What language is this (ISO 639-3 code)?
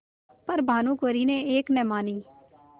hin